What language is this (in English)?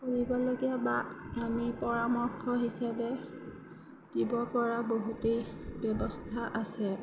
Assamese